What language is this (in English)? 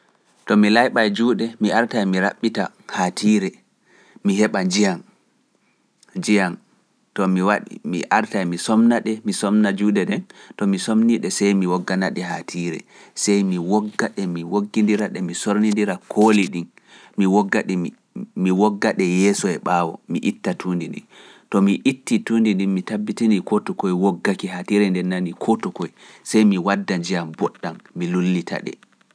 Pular